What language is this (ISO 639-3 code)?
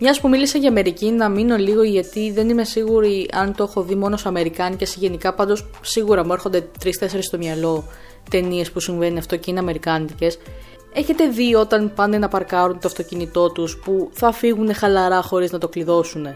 ell